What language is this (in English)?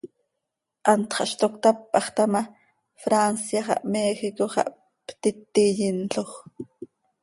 Seri